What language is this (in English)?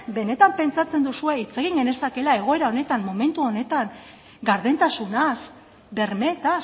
Basque